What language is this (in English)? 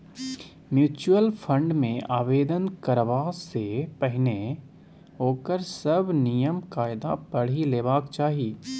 Maithili